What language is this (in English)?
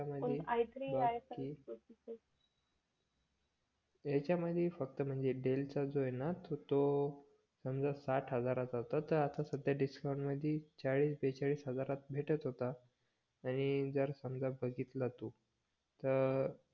Marathi